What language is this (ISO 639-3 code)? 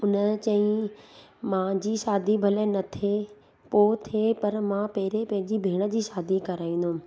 snd